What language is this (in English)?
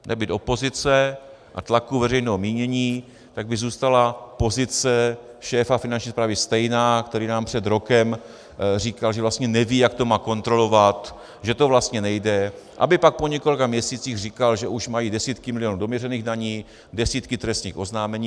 Czech